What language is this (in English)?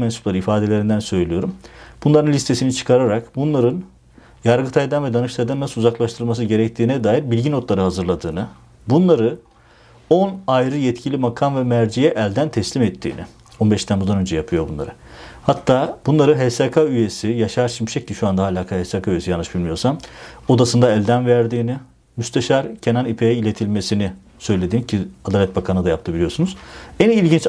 Turkish